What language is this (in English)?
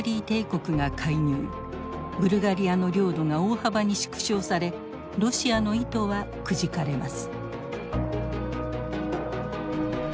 Japanese